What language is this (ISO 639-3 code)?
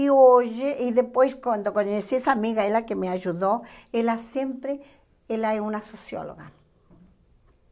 por